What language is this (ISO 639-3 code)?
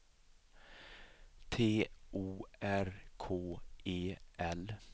swe